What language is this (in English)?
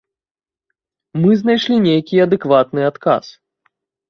Belarusian